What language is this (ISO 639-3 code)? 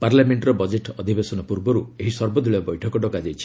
ori